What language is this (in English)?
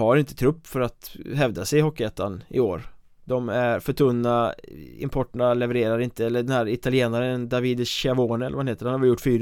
Swedish